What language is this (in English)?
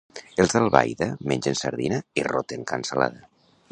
Catalan